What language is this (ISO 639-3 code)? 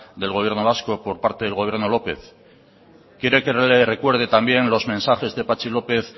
spa